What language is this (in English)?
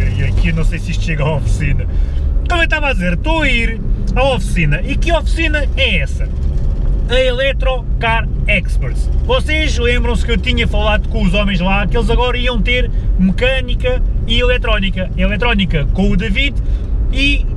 Portuguese